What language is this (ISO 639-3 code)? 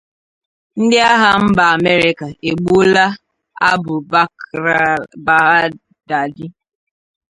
ibo